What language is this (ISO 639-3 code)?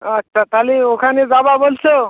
ben